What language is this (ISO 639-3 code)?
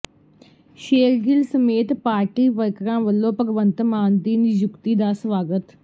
pan